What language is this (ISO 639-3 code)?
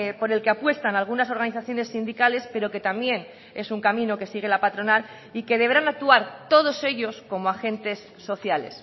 spa